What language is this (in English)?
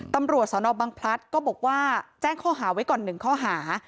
Thai